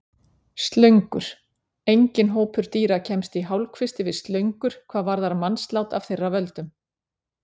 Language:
Icelandic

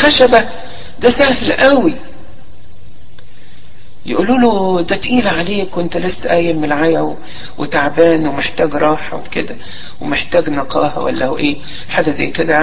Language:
Arabic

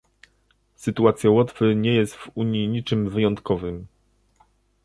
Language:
Polish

